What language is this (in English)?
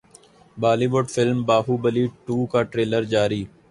Urdu